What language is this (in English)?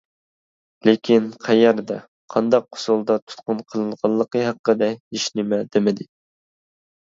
Uyghur